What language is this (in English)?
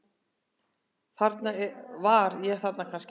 Icelandic